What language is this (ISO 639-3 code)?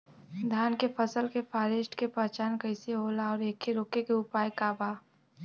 bho